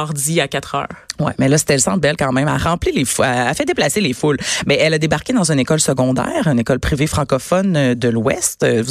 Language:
French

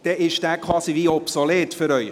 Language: Swiss German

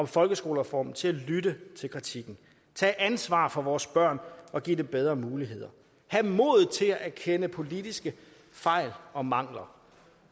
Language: Danish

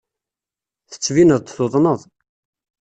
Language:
Kabyle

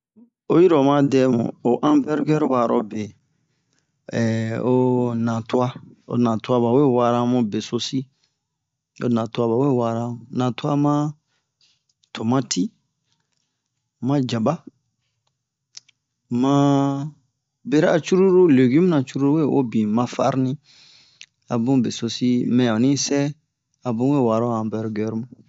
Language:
Bomu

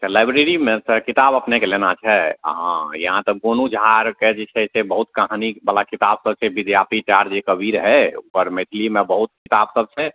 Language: Maithili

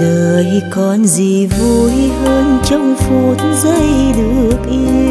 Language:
Vietnamese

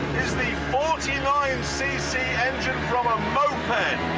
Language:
English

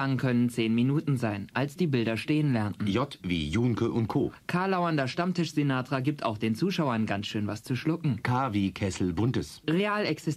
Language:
German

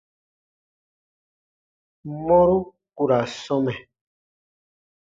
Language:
Baatonum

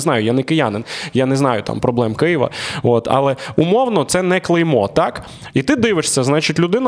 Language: Ukrainian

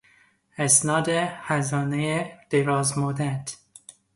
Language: Persian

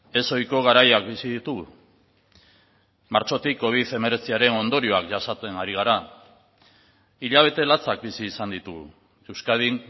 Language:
Basque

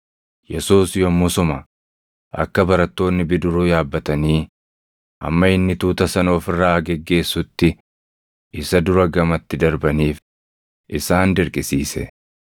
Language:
Oromo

